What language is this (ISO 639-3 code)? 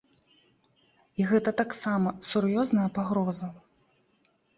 bel